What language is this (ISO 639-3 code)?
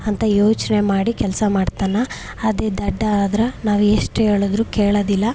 kan